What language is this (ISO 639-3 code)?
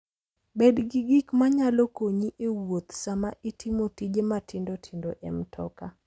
luo